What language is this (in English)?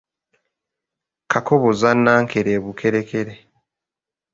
Ganda